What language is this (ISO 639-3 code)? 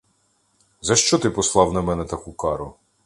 ukr